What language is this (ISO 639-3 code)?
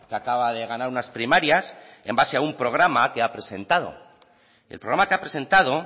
spa